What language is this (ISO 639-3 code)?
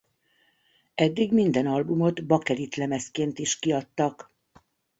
hun